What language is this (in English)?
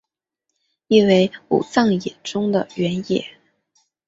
Chinese